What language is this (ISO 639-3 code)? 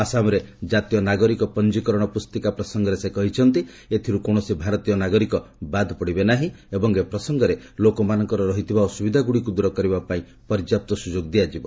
ori